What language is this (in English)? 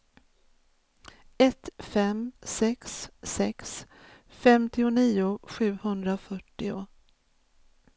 Swedish